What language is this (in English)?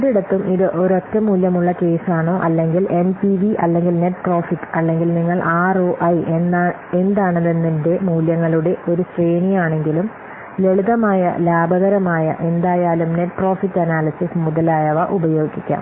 Malayalam